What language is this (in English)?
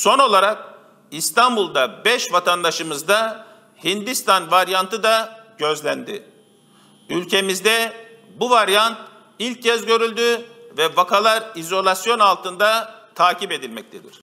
Turkish